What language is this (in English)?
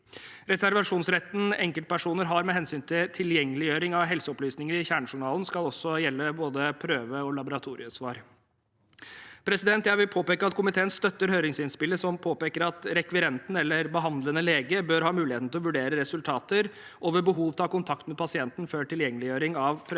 Norwegian